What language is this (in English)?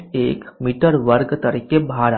Gujarati